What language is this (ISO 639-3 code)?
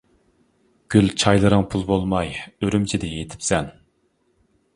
uig